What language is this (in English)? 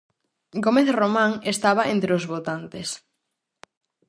Galician